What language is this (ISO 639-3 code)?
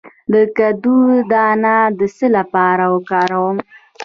pus